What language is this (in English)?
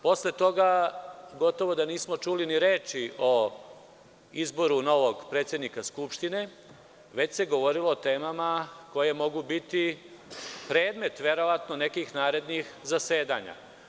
Serbian